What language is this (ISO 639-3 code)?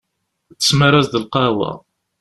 kab